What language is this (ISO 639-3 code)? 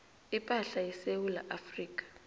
nbl